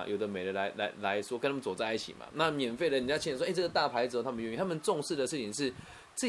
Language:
Chinese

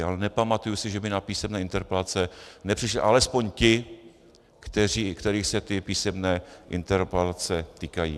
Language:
Czech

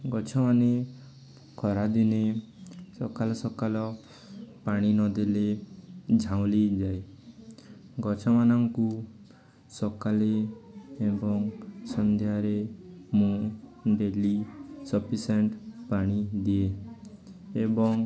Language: Odia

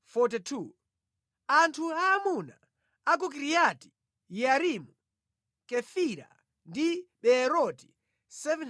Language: Nyanja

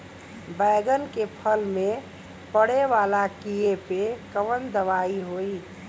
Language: Bhojpuri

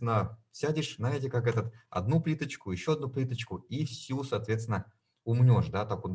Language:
Russian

